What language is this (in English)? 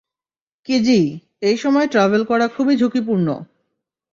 Bangla